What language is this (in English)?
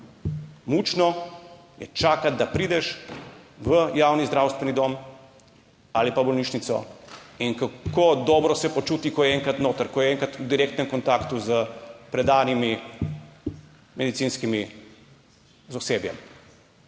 Slovenian